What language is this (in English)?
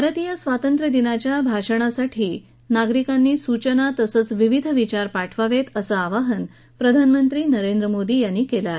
Marathi